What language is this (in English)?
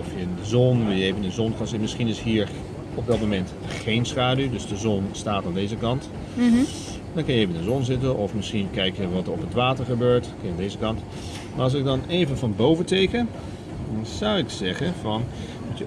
Dutch